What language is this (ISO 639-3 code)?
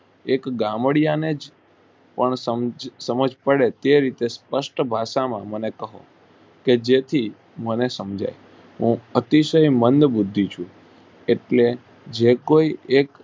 guj